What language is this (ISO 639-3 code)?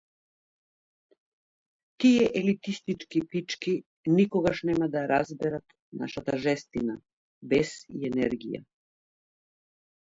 mkd